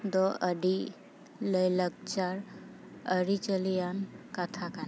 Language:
Santali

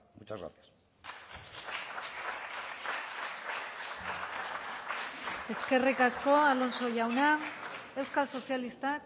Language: Basque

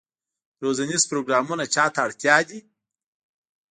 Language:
Pashto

